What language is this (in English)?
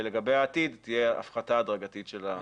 Hebrew